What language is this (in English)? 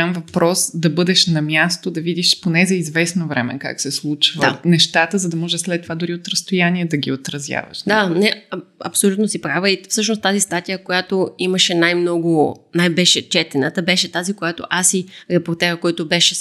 Bulgarian